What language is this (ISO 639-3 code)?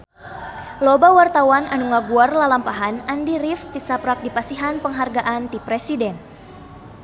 sun